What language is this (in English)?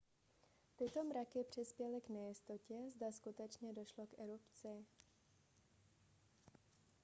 Czech